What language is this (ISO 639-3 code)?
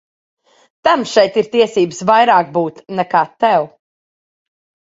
lav